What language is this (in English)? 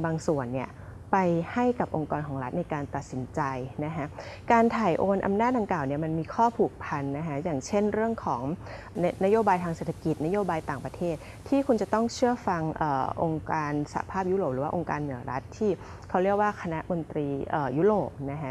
Thai